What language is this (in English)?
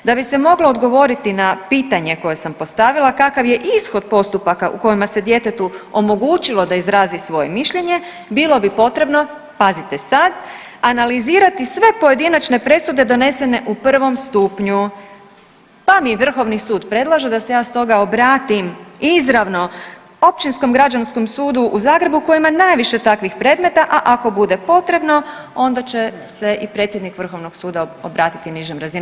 Croatian